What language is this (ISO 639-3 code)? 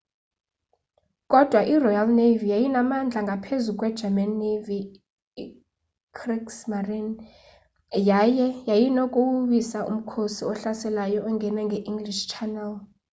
xho